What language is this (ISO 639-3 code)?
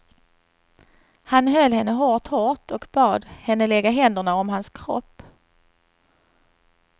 swe